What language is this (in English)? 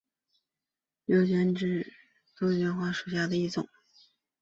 Chinese